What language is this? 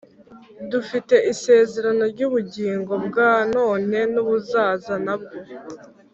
Kinyarwanda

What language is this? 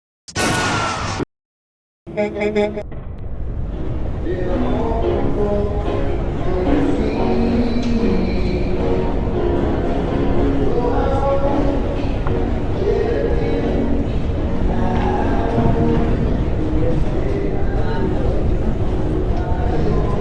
English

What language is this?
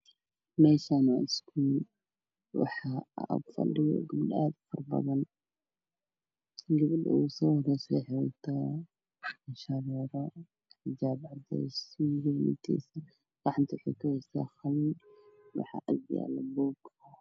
Somali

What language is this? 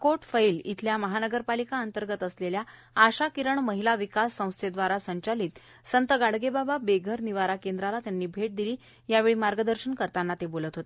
Marathi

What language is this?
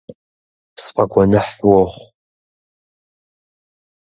Kabardian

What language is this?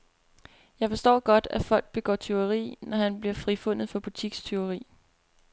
Danish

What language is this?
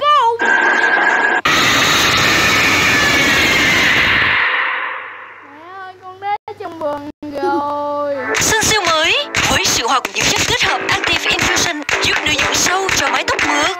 Vietnamese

